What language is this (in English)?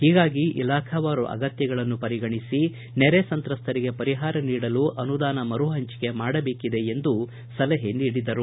Kannada